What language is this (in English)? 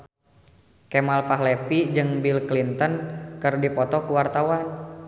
Sundanese